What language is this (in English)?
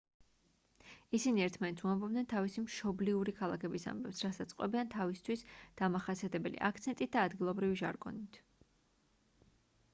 Georgian